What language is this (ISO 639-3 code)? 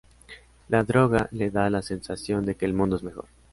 spa